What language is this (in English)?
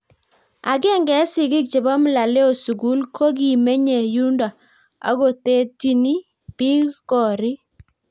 Kalenjin